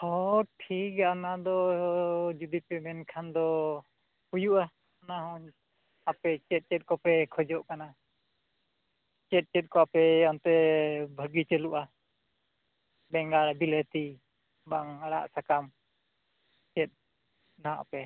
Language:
Santali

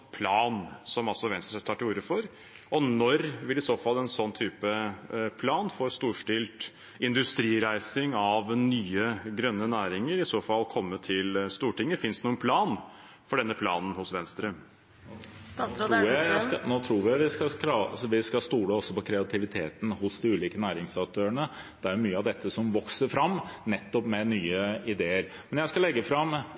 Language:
Norwegian Bokmål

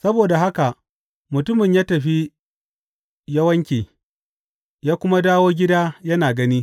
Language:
Hausa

